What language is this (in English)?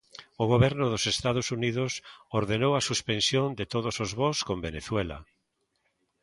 Galician